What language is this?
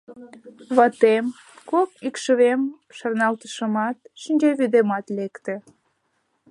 Mari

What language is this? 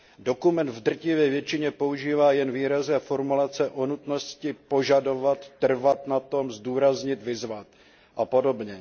Czech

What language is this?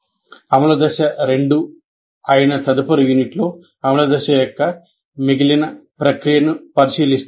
Telugu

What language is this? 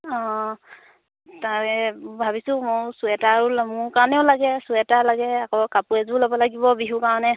Assamese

